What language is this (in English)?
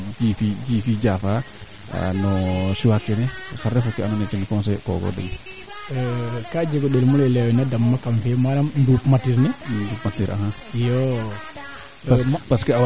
Serer